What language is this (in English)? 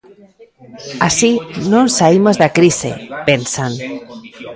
Galician